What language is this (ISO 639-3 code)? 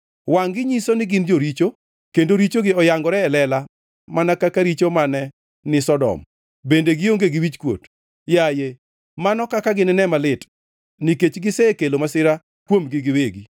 luo